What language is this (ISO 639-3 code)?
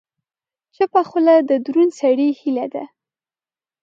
pus